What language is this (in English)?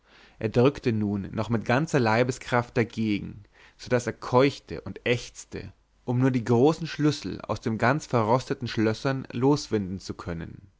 German